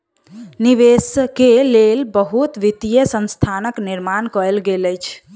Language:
Maithili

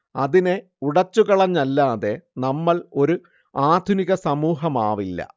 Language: Malayalam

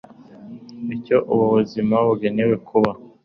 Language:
Kinyarwanda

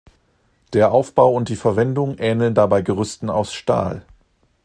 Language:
German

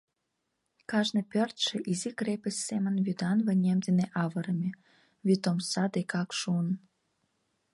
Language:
Mari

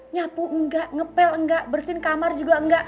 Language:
Indonesian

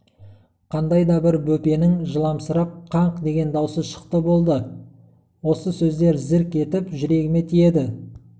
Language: Kazakh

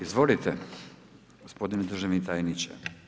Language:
Croatian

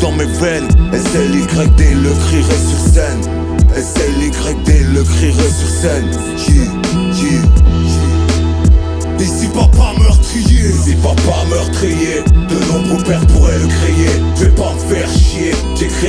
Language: French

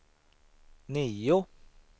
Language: Swedish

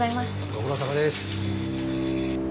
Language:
Japanese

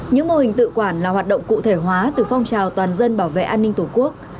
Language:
Vietnamese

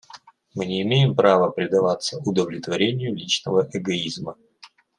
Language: Russian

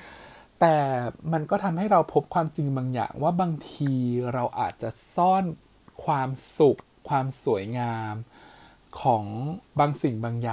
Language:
Thai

